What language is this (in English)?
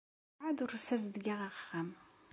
Kabyle